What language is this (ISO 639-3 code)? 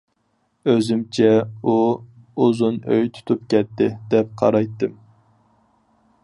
uig